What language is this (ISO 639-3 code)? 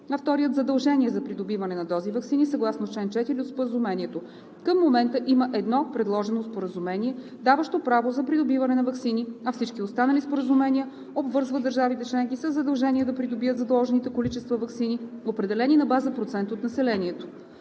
bul